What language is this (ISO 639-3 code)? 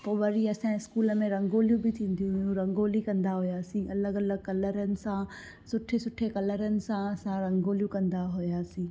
snd